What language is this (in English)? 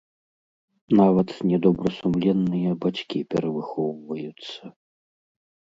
Belarusian